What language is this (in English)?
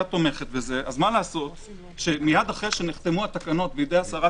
Hebrew